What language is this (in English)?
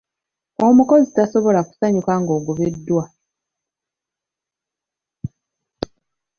Ganda